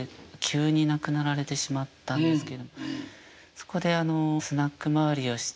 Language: Japanese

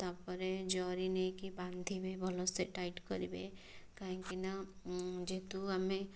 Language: Odia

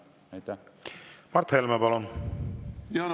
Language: Estonian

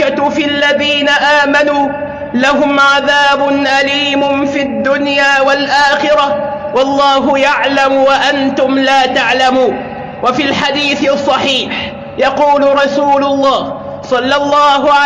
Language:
Arabic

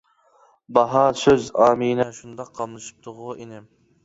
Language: Uyghur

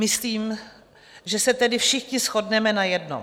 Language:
Czech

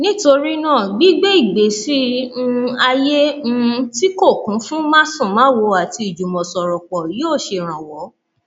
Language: Yoruba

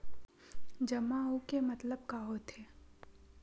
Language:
Chhattisgarhi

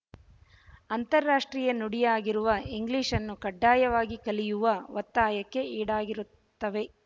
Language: Kannada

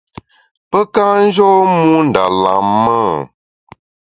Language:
Bamun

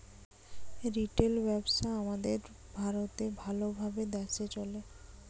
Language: Bangla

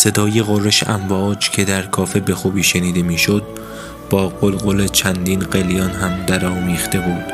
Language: Persian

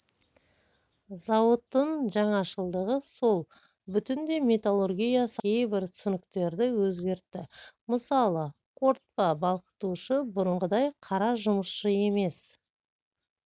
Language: Kazakh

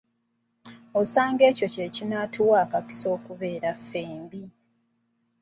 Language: Ganda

